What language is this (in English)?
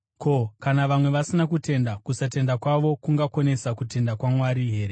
Shona